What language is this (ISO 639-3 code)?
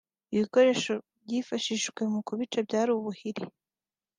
kin